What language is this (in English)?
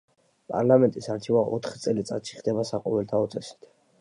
Georgian